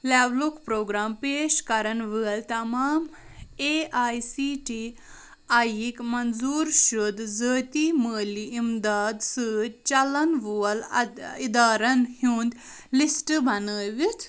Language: Kashmiri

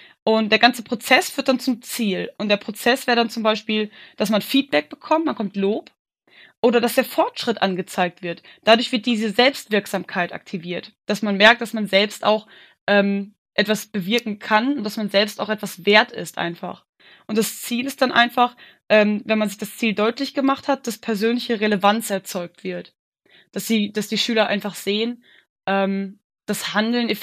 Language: German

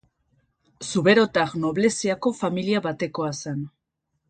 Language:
Basque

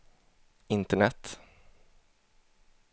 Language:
Swedish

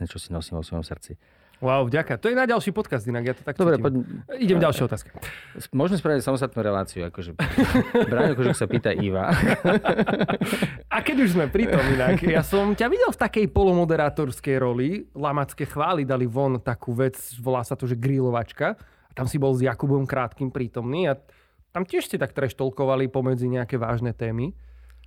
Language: Slovak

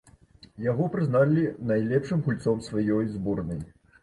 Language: Belarusian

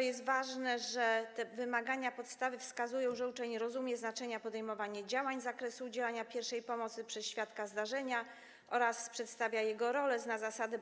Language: Polish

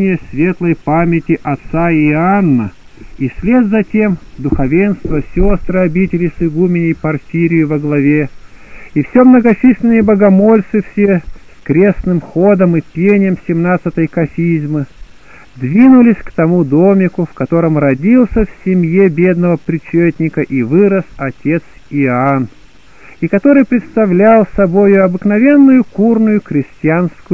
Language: Russian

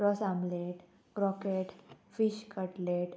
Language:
Konkani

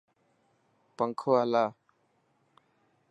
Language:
Dhatki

